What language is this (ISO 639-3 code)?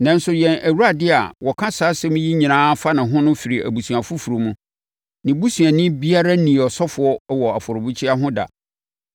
aka